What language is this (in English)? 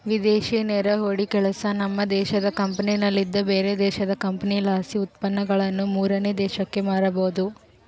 Kannada